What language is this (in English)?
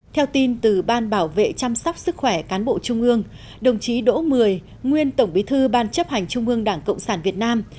Vietnamese